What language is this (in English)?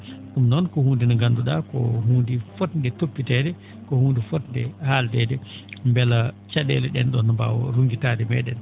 Fula